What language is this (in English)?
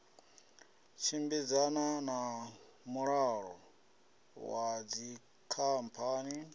Venda